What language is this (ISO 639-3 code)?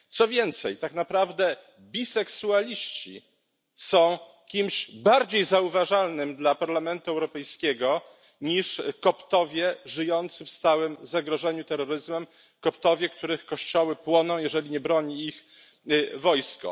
pol